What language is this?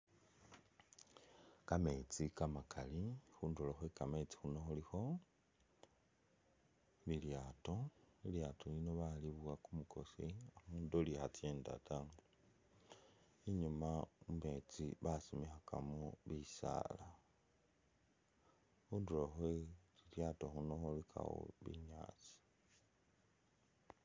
Masaaba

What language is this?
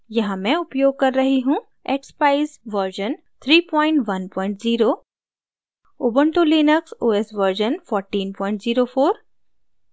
Hindi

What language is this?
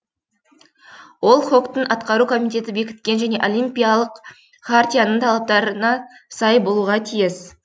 Kazakh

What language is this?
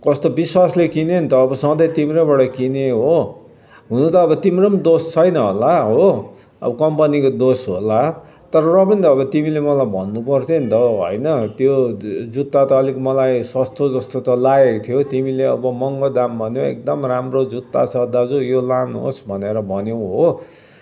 Nepali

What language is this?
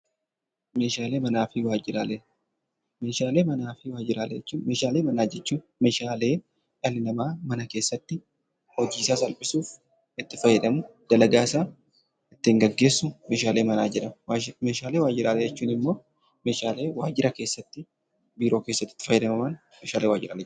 Oromo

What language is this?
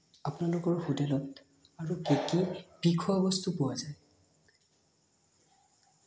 Assamese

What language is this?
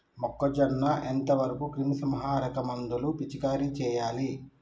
Telugu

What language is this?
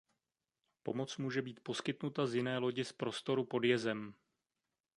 Czech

